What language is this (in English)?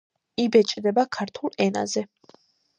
Georgian